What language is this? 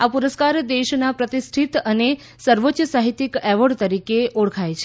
Gujarati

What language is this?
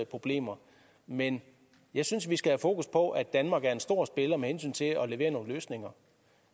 Danish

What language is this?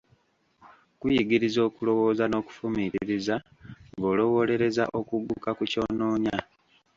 Ganda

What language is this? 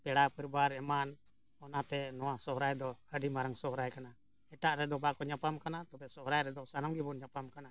Santali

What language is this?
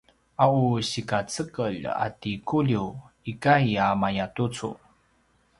Paiwan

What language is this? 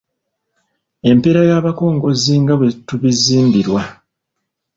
Ganda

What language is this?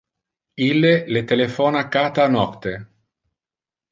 Interlingua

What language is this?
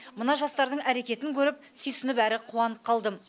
Kazakh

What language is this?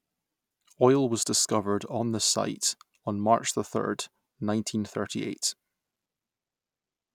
English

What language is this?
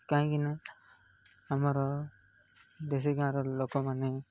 Odia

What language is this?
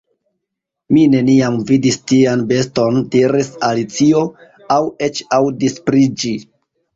Esperanto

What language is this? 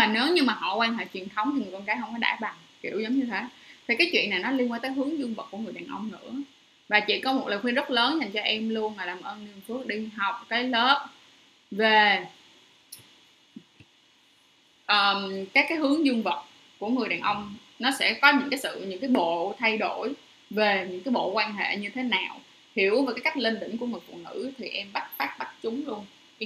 Vietnamese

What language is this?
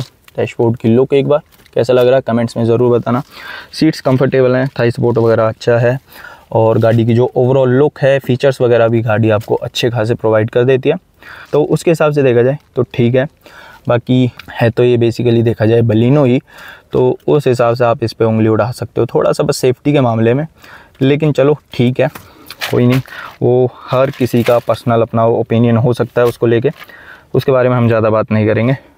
Hindi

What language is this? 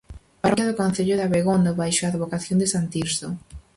Galician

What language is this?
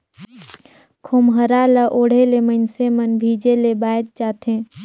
Chhattisgarhi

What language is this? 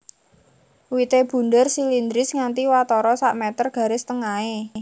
Javanese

